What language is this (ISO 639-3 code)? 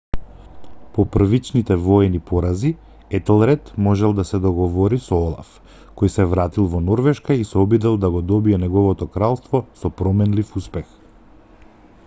mkd